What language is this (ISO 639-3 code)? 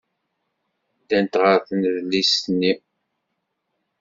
kab